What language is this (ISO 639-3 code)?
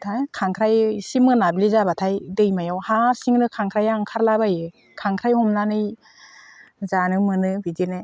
brx